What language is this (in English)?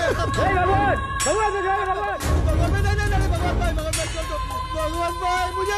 Arabic